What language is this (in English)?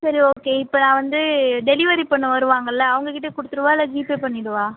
Tamil